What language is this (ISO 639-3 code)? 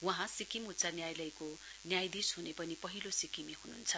nep